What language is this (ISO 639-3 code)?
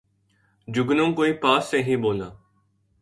urd